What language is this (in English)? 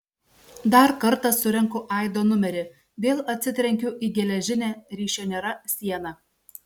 Lithuanian